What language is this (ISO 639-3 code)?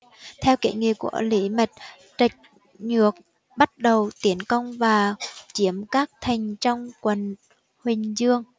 vie